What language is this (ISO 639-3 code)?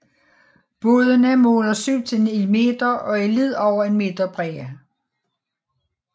dan